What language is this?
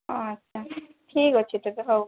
Odia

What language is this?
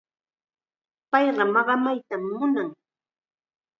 Chiquián Ancash Quechua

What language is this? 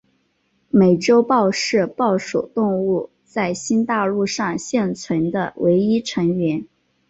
Chinese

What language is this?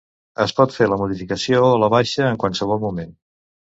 Catalan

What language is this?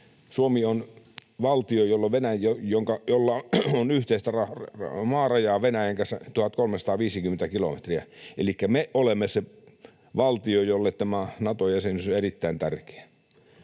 Finnish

